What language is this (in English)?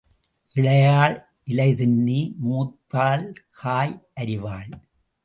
Tamil